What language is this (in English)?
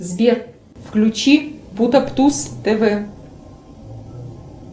Russian